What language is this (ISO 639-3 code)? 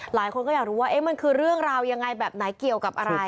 tha